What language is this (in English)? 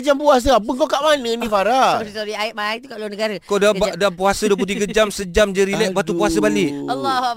Malay